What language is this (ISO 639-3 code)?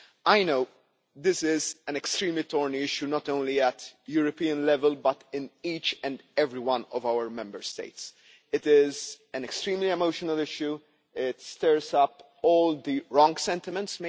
eng